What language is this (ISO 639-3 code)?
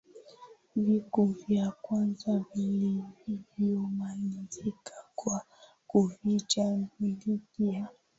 swa